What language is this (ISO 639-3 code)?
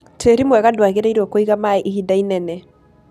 kik